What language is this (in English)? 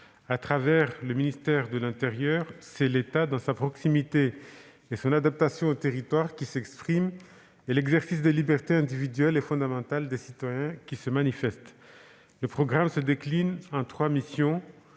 French